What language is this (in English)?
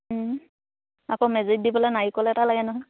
Assamese